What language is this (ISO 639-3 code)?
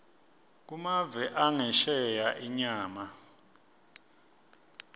ssw